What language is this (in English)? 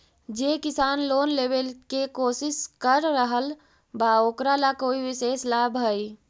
Magahi